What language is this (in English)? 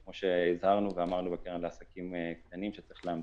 Hebrew